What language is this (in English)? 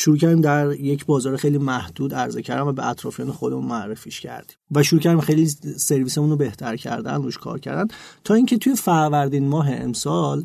Persian